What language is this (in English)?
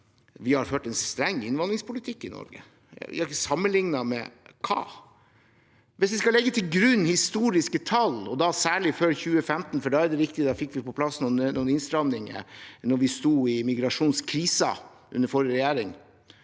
Norwegian